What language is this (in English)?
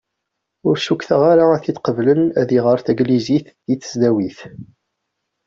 Kabyle